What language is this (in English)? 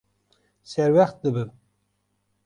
Kurdish